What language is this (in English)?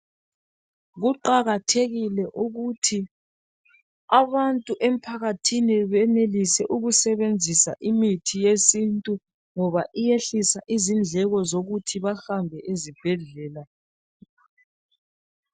North Ndebele